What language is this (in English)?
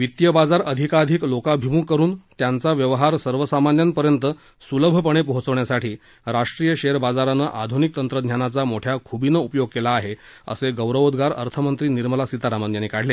Marathi